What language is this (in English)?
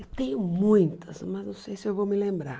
Portuguese